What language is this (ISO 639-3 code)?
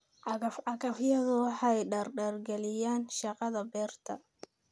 som